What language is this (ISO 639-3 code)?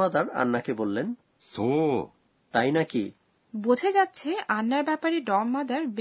ben